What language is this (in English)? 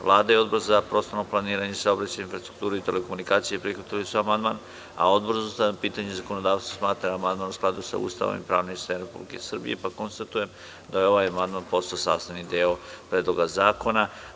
Serbian